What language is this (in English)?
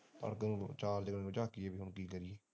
Punjabi